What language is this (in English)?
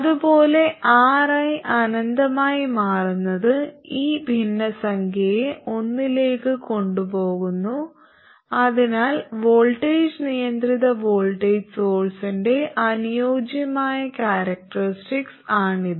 Malayalam